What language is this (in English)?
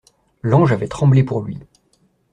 French